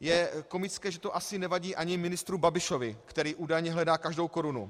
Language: Czech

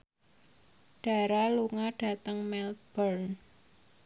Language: Javanese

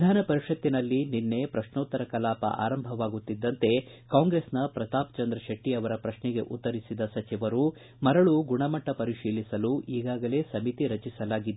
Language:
Kannada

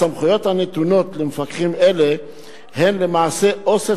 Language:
Hebrew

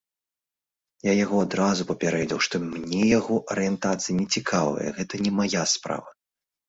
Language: Belarusian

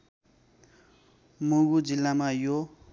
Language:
Nepali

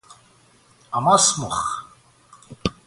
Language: Persian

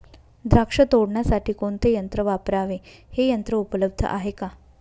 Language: Marathi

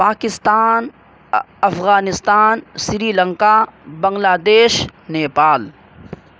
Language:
Urdu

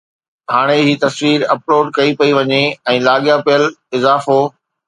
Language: Sindhi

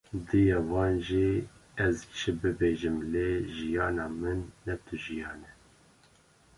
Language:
Kurdish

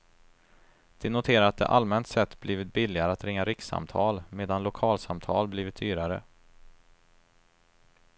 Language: Swedish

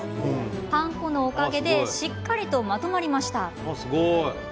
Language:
Japanese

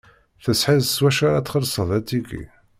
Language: Kabyle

